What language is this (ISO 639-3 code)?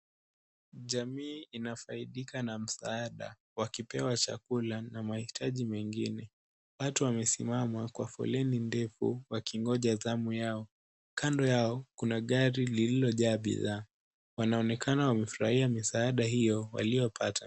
swa